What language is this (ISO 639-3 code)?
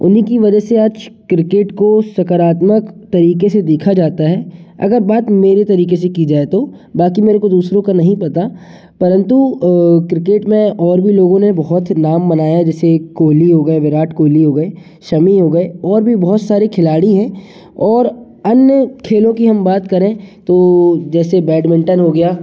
hin